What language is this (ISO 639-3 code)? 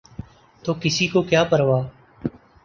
urd